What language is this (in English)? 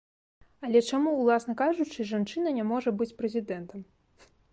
Belarusian